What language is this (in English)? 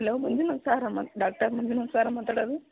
Kannada